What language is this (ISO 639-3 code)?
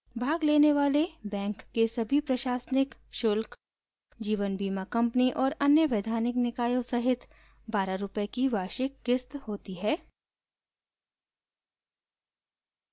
hin